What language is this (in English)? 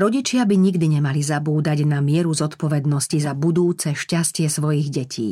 Slovak